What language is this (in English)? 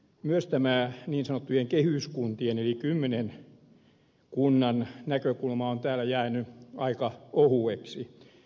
Finnish